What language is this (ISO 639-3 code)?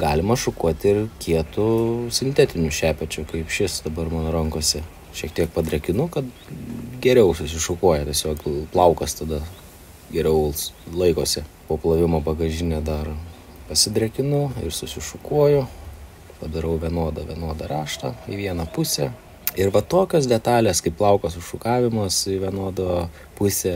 lit